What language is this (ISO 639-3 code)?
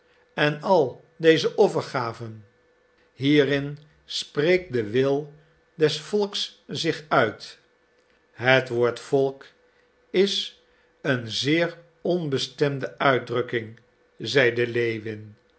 nld